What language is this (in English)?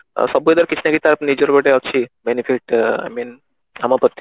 Odia